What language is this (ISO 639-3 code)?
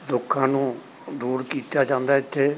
pan